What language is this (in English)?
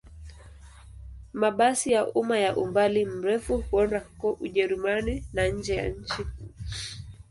Swahili